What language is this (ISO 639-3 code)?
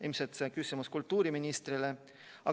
est